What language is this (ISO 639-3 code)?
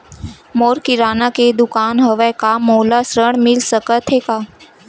hne